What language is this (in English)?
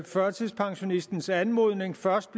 Danish